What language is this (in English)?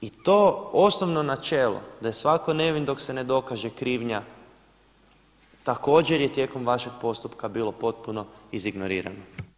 Croatian